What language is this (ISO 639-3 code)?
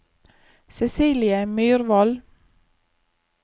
nor